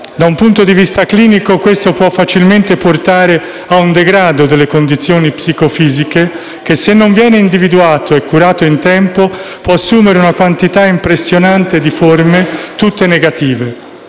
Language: Italian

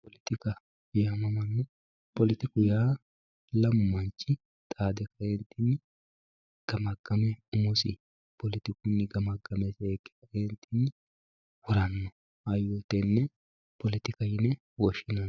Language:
Sidamo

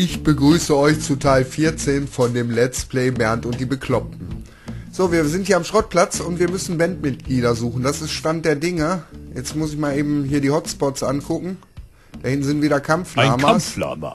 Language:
German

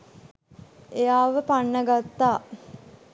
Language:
Sinhala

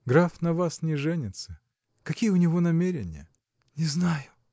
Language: Russian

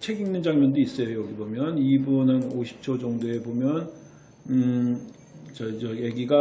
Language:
Korean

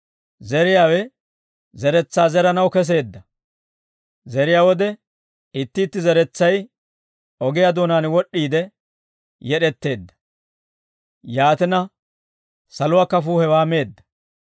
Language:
Dawro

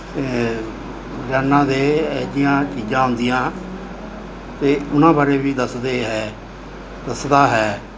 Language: Punjabi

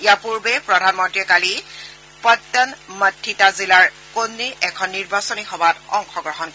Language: Assamese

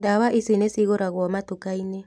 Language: Kikuyu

